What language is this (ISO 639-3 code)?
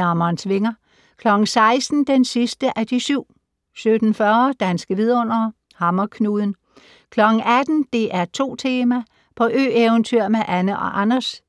dan